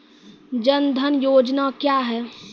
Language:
Maithili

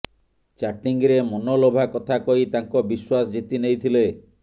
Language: Odia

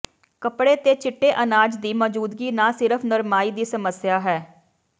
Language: Punjabi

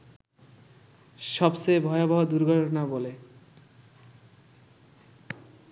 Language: Bangla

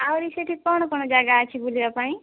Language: Odia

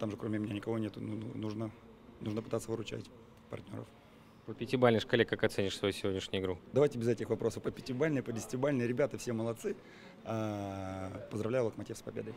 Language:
Russian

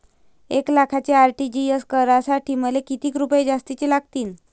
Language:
Marathi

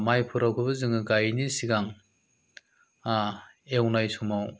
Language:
Bodo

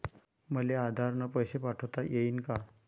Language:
Marathi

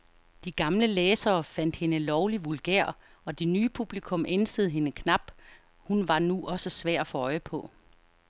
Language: Danish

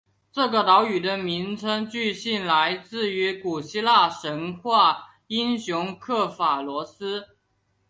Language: Chinese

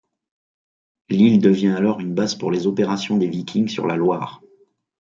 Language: French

